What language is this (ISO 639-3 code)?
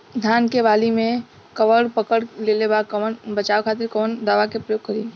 bho